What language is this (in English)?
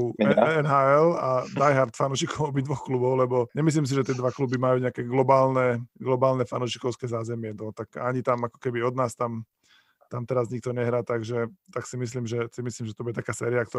Slovak